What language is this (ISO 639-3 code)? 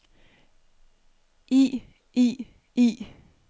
dan